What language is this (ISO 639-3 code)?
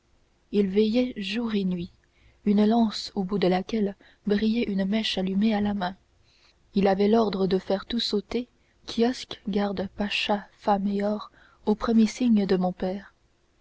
fra